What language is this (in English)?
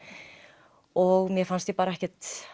Icelandic